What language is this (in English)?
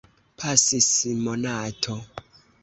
Esperanto